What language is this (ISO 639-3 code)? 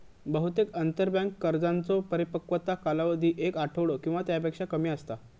mar